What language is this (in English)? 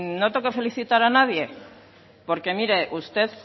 Spanish